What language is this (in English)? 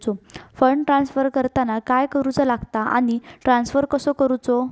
Marathi